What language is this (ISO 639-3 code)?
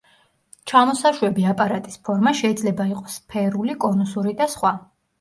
kat